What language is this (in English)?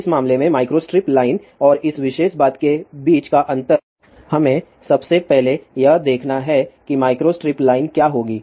Hindi